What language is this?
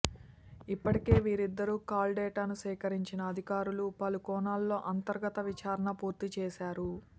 Telugu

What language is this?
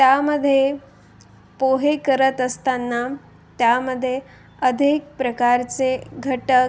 Marathi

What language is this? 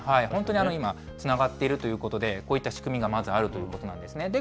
Japanese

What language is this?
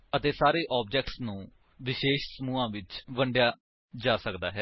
Punjabi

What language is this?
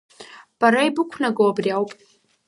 Abkhazian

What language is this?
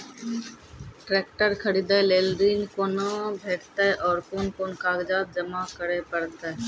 Maithili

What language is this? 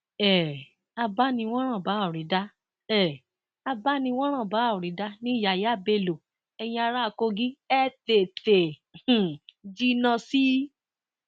Yoruba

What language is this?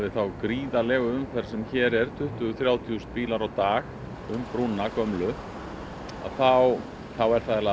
Icelandic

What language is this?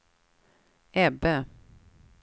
Swedish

